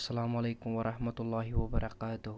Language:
Kashmiri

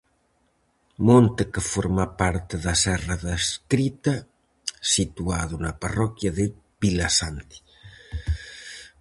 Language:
Galician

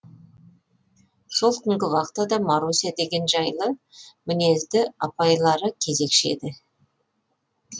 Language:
Kazakh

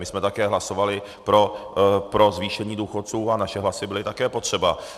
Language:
Czech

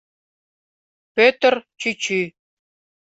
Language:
Mari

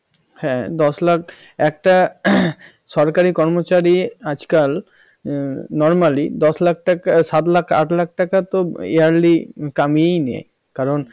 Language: Bangla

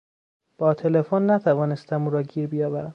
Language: Persian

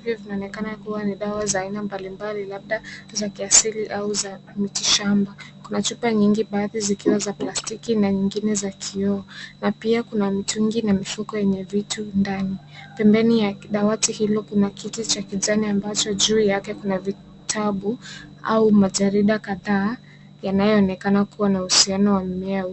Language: Swahili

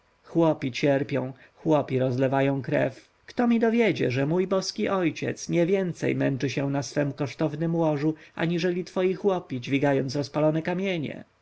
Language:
Polish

